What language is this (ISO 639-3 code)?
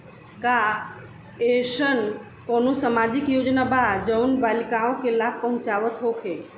bho